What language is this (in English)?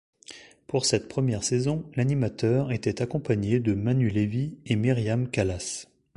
French